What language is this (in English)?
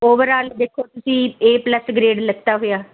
Punjabi